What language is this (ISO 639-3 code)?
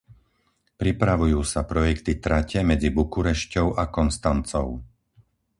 slk